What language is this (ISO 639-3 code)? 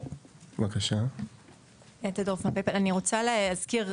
heb